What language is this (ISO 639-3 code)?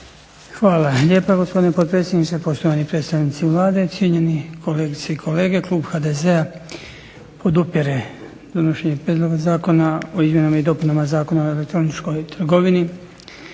hrv